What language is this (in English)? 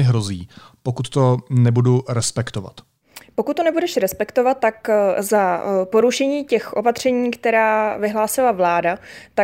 Czech